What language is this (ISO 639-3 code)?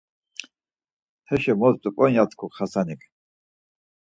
lzz